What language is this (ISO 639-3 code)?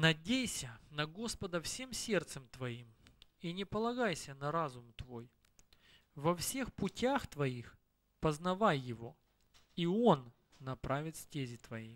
rus